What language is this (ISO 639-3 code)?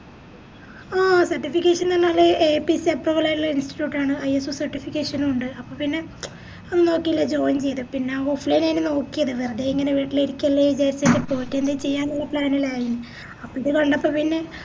mal